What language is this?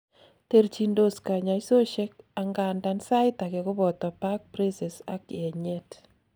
Kalenjin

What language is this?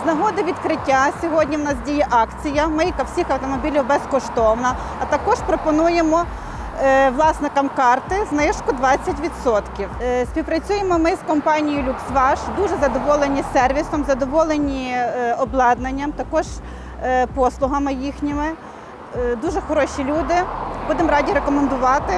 Ukrainian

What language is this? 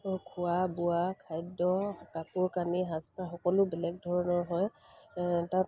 Assamese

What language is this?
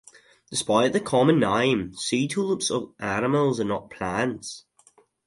English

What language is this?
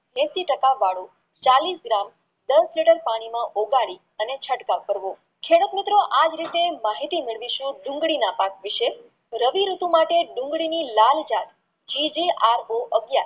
Gujarati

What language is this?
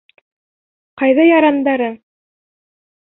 Bashkir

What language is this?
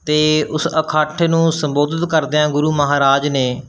Punjabi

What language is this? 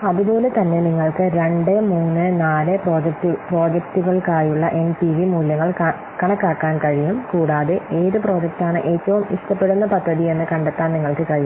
Malayalam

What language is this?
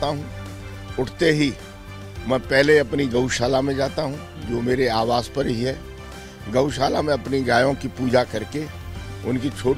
Hindi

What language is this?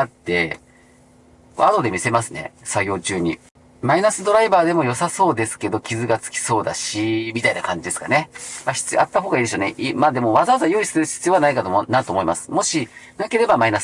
Japanese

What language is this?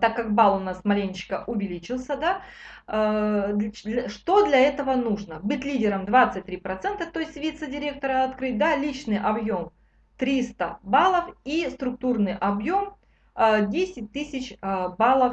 Russian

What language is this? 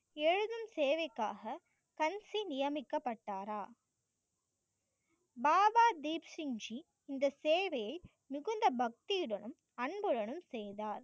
Tamil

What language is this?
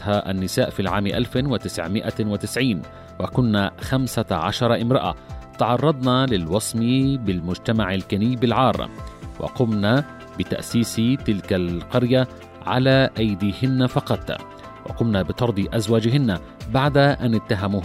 Arabic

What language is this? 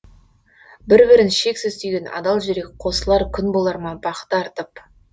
Kazakh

